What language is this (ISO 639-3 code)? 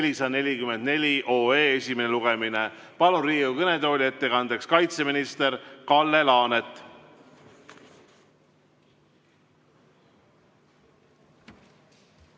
est